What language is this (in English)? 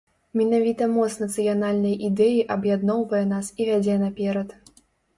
Belarusian